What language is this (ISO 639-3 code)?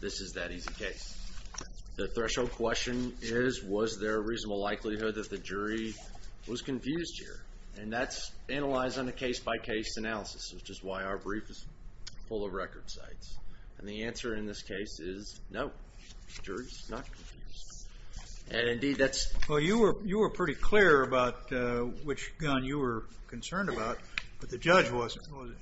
eng